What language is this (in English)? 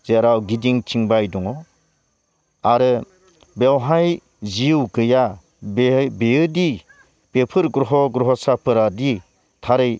Bodo